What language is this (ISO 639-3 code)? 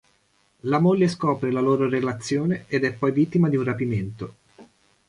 ita